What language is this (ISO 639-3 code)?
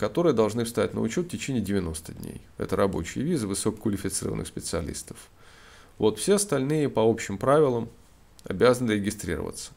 rus